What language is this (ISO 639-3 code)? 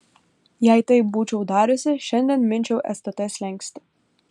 lit